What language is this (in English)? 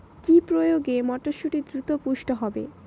Bangla